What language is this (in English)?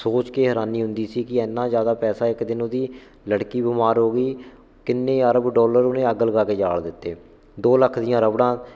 Punjabi